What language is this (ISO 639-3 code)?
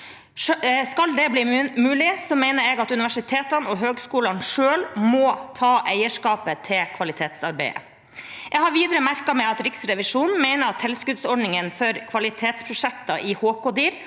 nor